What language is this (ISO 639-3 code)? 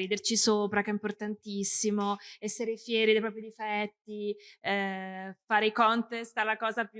ita